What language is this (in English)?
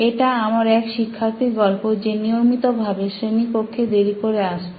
Bangla